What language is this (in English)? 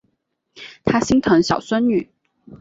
Chinese